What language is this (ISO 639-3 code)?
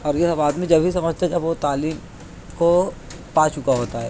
urd